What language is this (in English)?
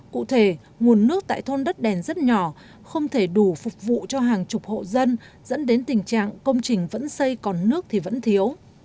Vietnamese